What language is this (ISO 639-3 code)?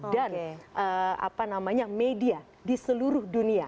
ind